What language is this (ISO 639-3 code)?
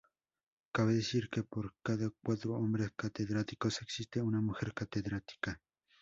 spa